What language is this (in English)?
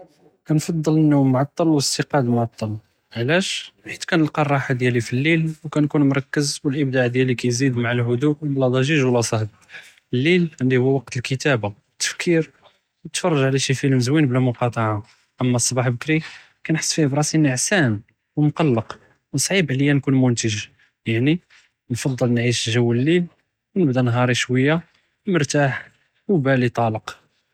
Judeo-Arabic